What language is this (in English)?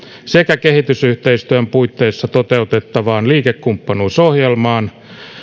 Finnish